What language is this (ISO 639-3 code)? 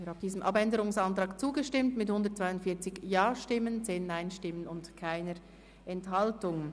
gsw